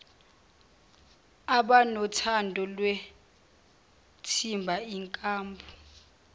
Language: Zulu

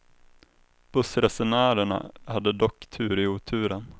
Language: Swedish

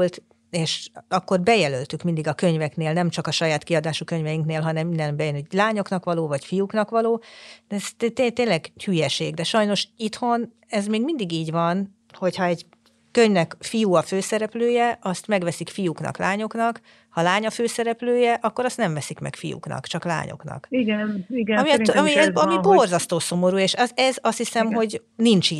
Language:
Hungarian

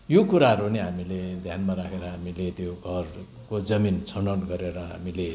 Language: Nepali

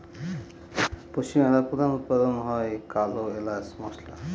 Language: Bangla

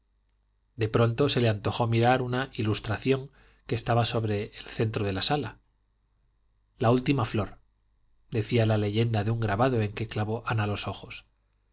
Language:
Spanish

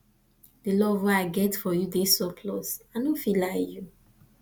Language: Nigerian Pidgin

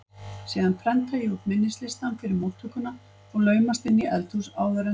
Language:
Icelandic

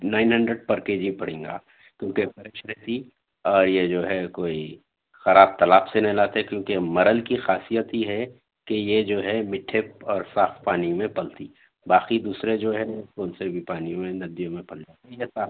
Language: Urdu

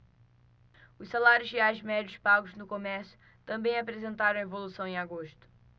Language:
Portuguese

